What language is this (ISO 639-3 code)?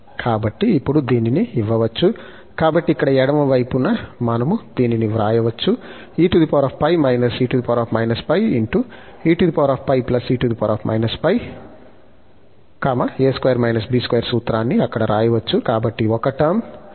tel